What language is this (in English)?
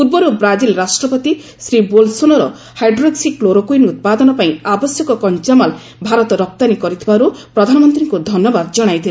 Odia